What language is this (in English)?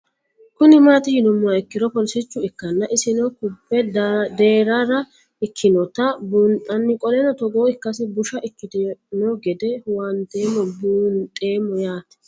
Sidamo